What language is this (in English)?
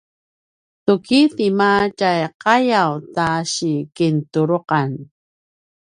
Paiwan